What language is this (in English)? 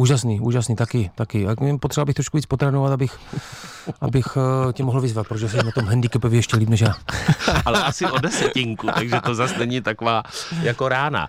Czech